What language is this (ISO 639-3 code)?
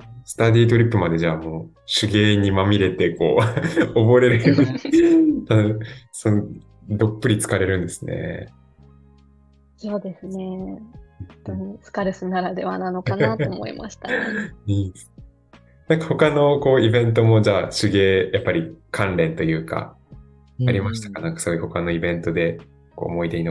jpn